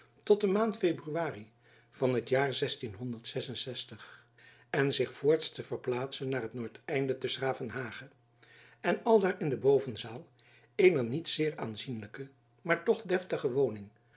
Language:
Dutch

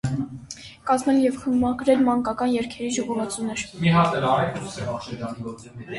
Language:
Armenian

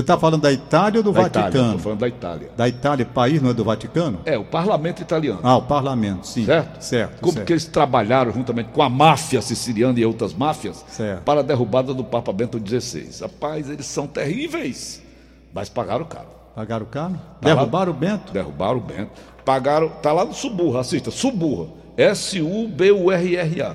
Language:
Portuguese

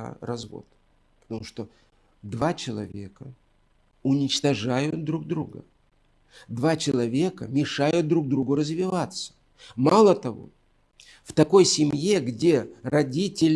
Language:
Russian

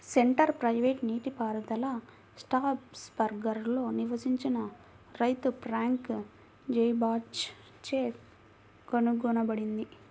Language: Telugu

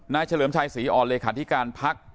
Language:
Thai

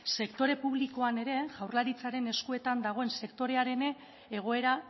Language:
Basque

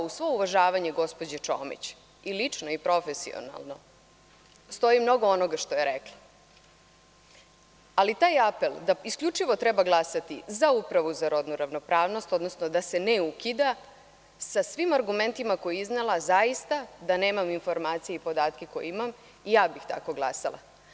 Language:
Serbian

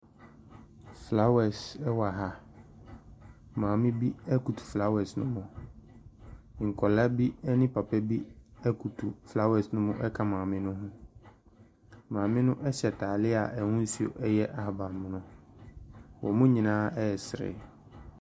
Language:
Akan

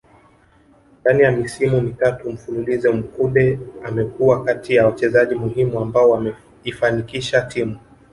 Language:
Swahili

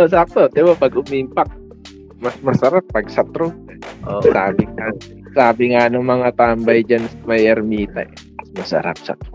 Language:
Filipino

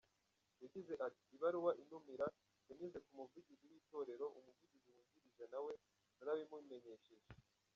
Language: Kinyarwanda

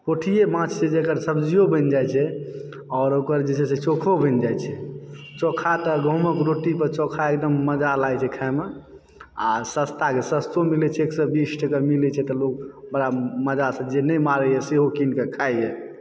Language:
Maithili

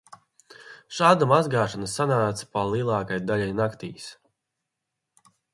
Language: Latvian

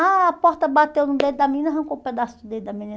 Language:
Portuguese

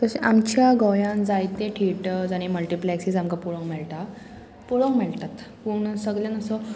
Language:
Konkani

